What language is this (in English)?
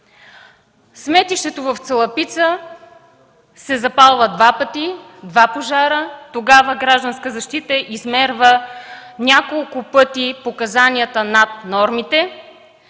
Bulgarian